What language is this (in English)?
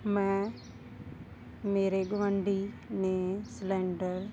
Punjabi